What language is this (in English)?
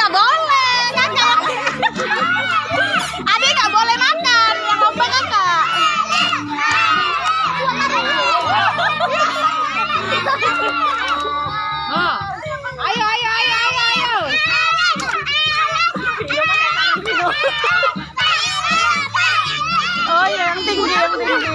Indonesian